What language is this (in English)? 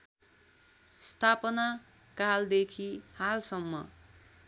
Nepali